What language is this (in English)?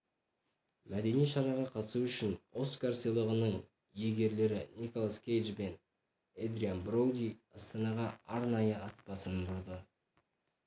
Kazakh